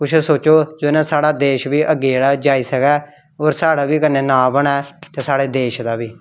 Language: Dogri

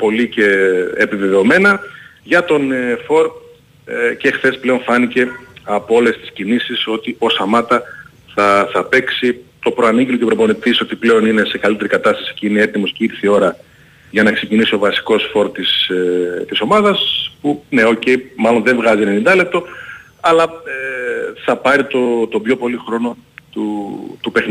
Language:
Greek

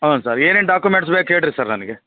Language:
Kannada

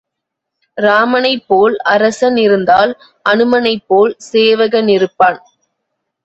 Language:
Tamil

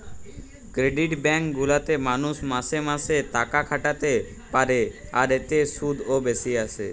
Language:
Bangla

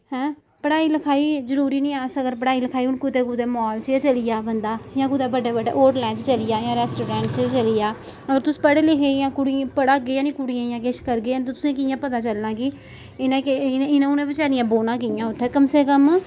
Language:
Dogri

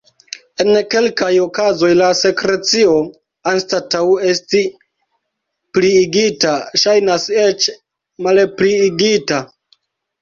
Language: Esperanto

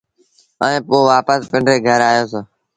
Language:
Sindhi Bhil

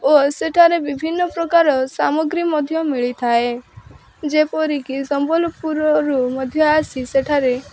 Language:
Odia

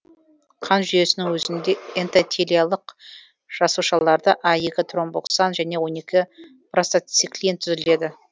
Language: Kazakh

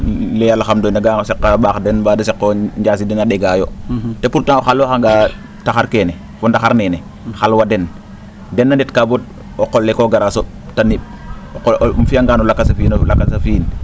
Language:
Serer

